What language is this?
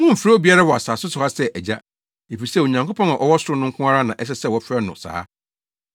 Akan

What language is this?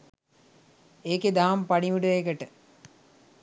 Sinhala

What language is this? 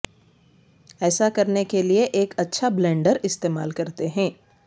Urdu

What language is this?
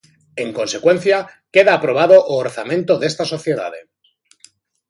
Galician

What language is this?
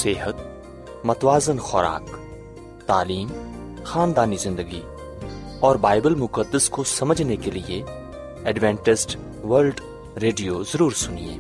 Urdu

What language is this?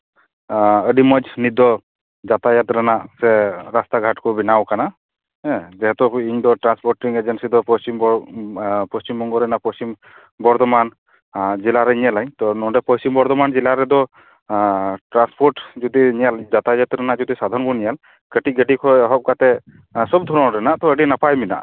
Santali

